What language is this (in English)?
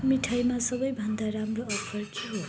Nepali